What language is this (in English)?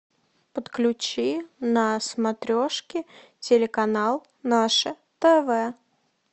Russian